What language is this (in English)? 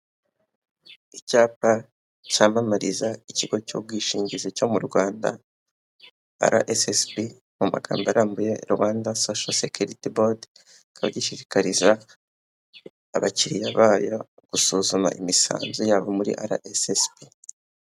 Kinyarwanda